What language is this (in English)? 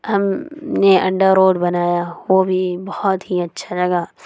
Urdu